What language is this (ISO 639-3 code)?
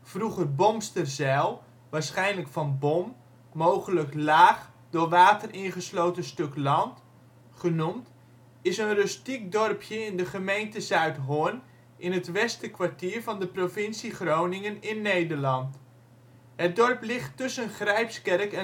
nld